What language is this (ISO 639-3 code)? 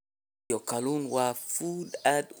som